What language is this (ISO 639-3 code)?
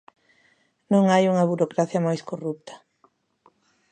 glg